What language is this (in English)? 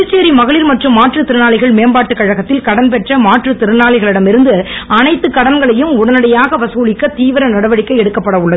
Tamil